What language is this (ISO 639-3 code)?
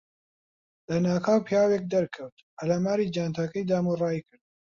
ckb